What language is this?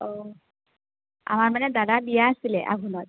Assamese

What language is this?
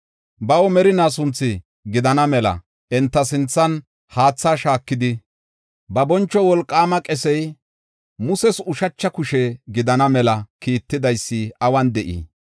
Gofa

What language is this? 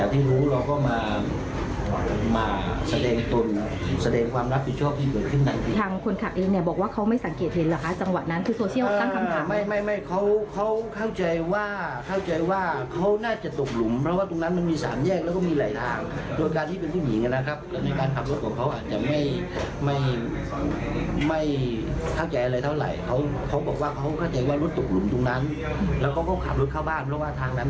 Thai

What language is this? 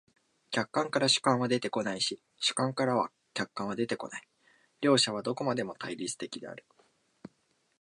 Japanese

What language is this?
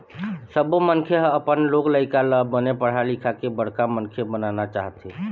Chhattisgarhi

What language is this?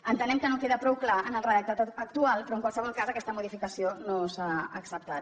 Catalan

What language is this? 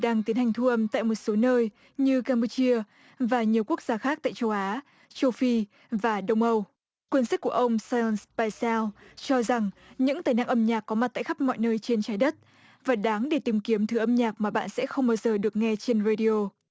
Vietnamese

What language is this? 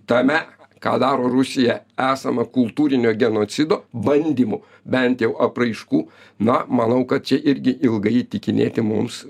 Lithuanian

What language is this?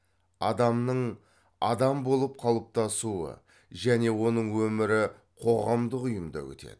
Kazakh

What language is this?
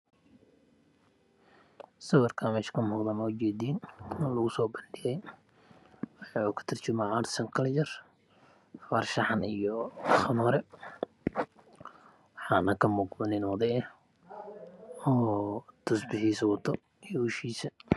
Somali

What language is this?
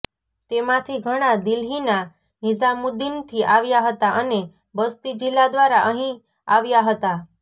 Gujarati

